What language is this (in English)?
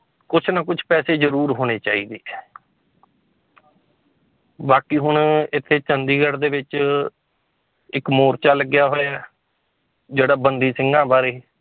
Punjabi